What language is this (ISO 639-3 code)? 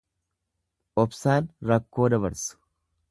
orm